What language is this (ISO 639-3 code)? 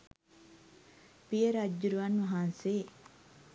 sin